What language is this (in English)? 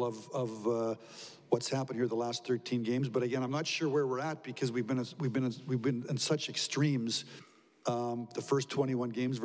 English